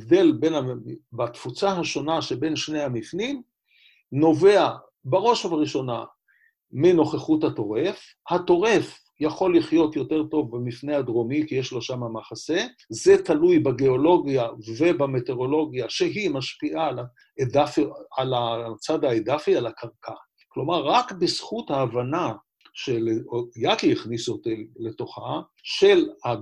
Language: Hebrew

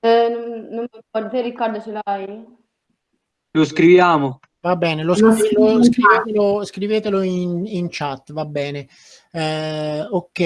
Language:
Italian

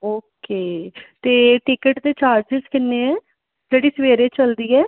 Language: Punjabi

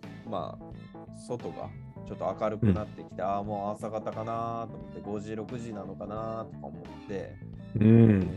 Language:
Japanese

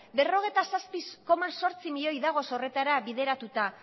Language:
Basque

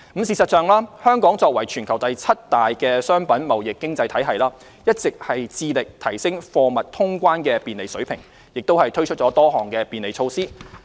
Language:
Cantonese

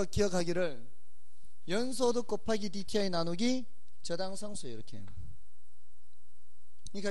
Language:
Korean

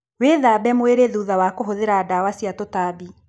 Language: Kikuyu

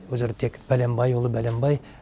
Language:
Kazakh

